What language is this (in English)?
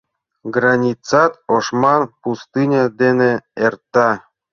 Mari